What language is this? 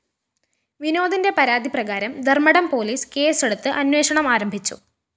Malayalam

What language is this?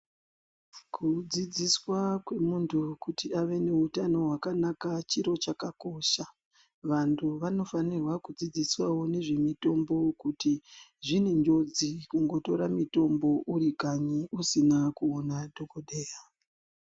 Ndau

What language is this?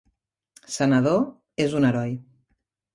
Catalan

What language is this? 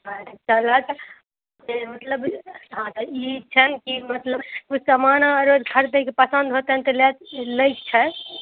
Maithili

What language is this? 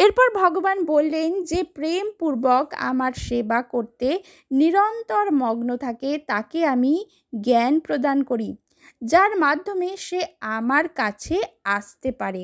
Bangla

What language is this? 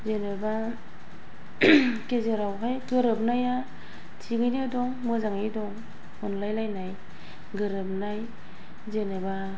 Bodo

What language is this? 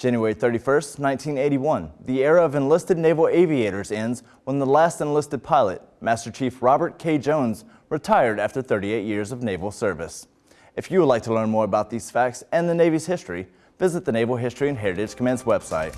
English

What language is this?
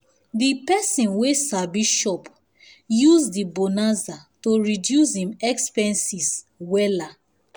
Nigerian Pidgin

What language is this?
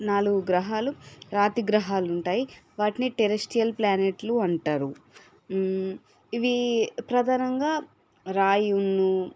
Telugu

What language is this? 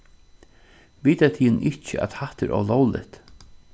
Faroese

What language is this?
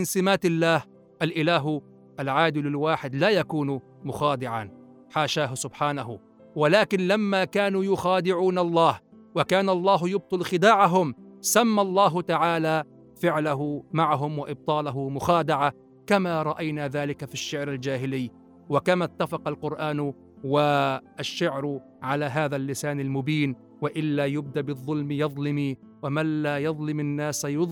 Arabic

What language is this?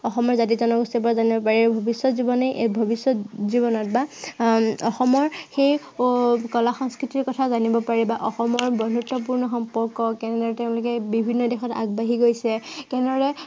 Assamese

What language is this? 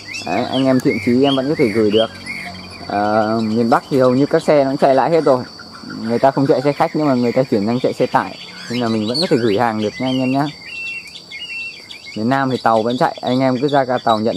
Vietnamese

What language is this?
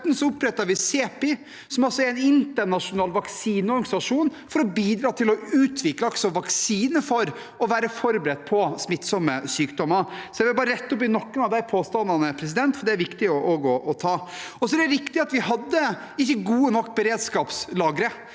Norwegian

